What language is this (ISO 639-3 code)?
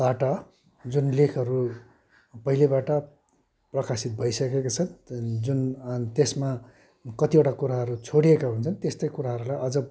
nep